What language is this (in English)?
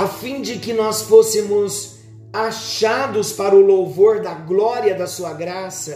Portuguese